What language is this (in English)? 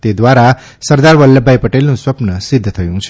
Gujarati